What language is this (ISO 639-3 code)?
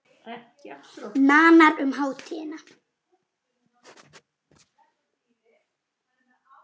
isl